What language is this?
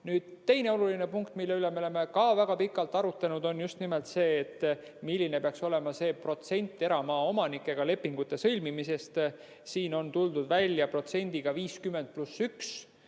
Estonian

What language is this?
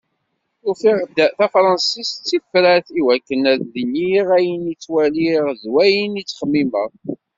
Kabyle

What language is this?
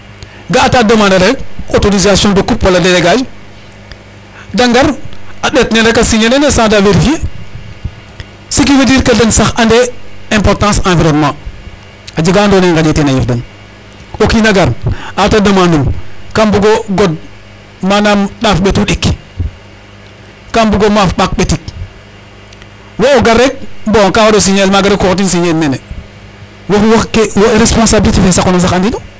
Serer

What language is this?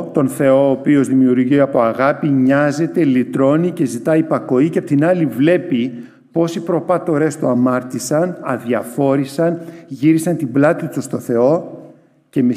Greek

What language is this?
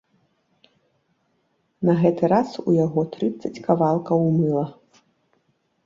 Belarusian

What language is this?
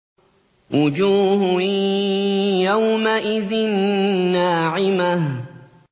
Arabic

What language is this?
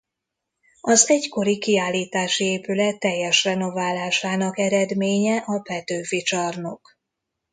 Hungarian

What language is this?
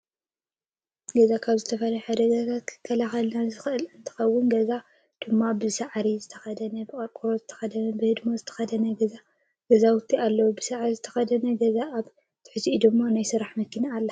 Tigrinya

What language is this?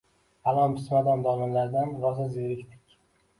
Uzbek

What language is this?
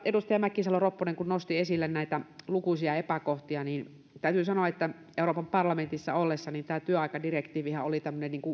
Finnish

